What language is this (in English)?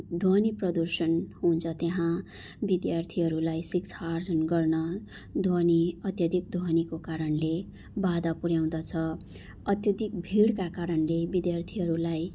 Nepali